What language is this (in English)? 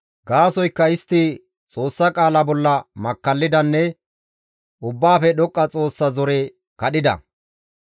Gamo